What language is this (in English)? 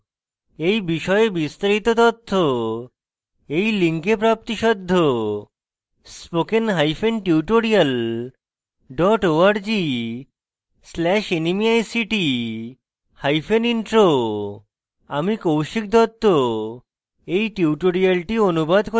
Bangla